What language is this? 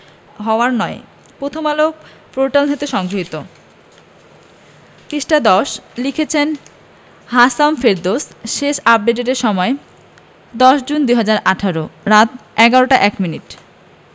Bangla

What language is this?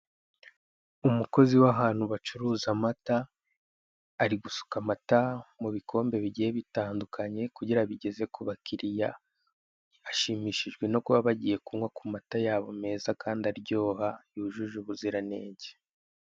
Kinyarwanda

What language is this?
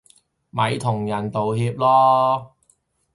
Cantonese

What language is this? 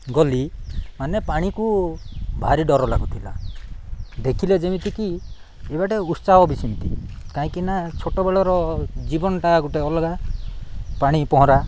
Odia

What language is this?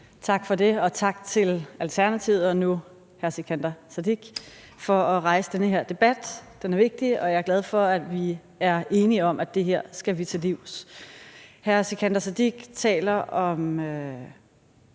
Danish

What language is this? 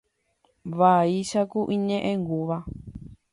Guarani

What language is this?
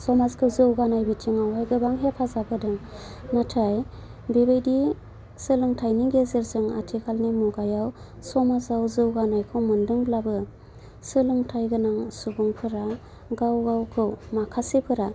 Bodo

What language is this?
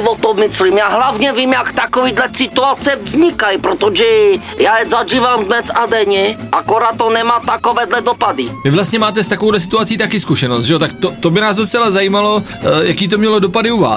Czech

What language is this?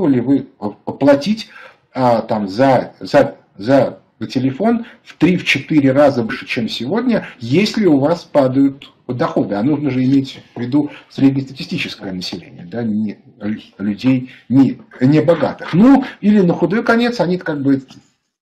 Russian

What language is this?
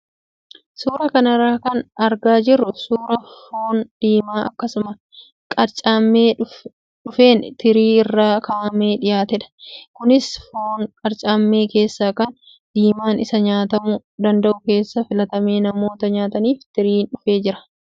Oromo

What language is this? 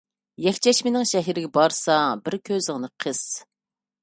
Uyghur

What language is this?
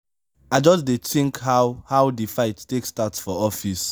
Nigerian Pidgin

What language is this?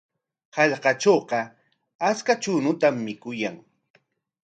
Corongo Ancash Quechua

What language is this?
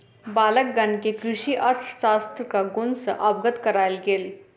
Maithili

